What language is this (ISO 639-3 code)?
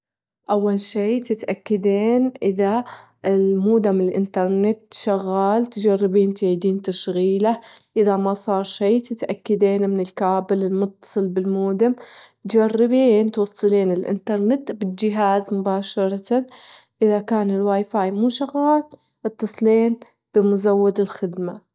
afb